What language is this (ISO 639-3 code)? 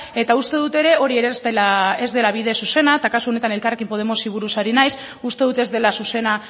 eus